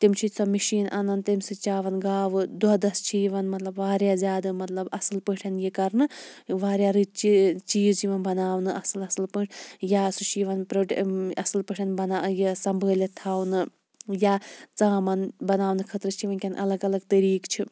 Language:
Kashmiri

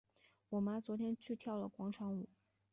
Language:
Chinese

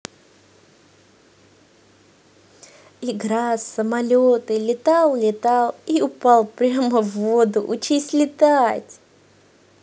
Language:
Russian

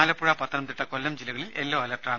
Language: Malayalam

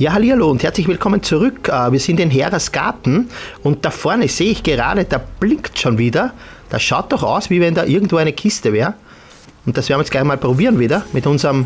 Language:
German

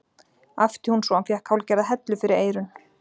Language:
Icelandic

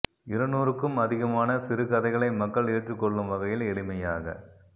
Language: Tamil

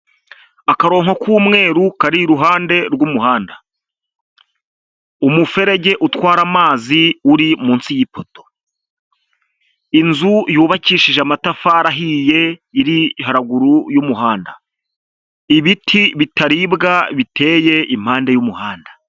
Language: Kinyarwanda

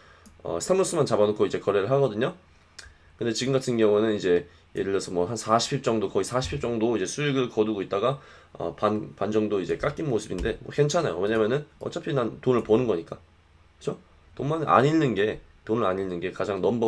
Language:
Korean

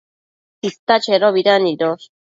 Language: Matsés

